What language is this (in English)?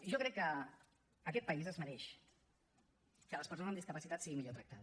Catalan